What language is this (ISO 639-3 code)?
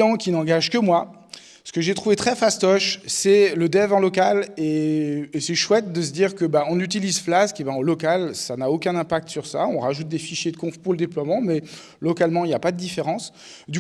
fra